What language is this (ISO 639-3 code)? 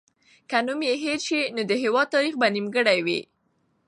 pus